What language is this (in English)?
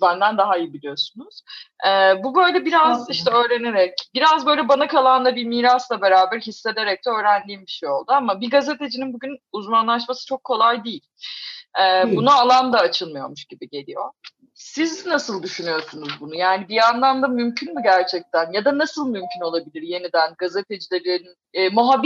Turkish